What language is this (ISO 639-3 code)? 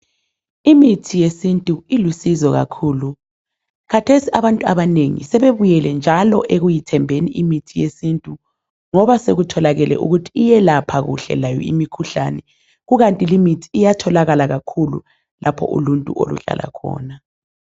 nde